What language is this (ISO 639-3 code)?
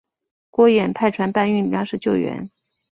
zho